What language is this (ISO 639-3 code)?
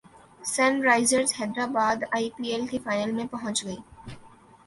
urd